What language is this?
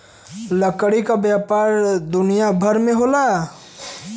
Bhojpuri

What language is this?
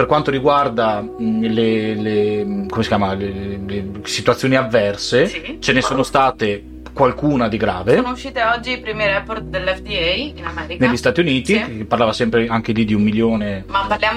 Italian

